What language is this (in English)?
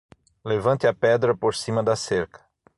Portuguese